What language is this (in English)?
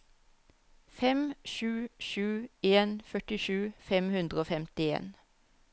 Norwegian